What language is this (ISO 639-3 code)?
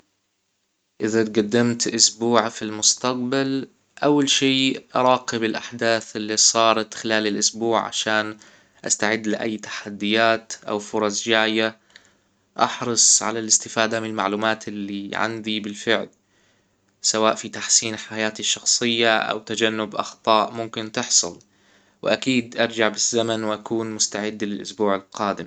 acw